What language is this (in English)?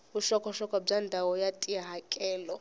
Tsonga